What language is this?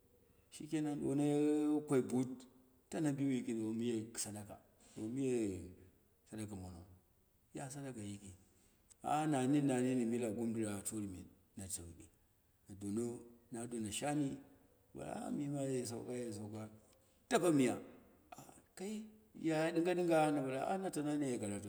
Dera (Nigeria)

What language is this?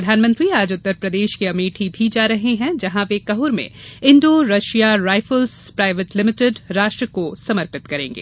Hindi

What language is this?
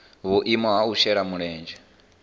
Venda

